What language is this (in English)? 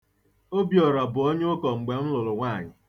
Igbo